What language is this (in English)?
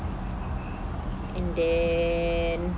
English